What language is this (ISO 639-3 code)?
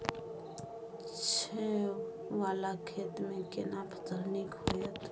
mai